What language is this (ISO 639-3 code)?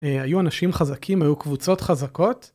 heb